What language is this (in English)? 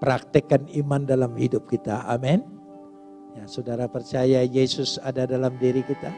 Indonesian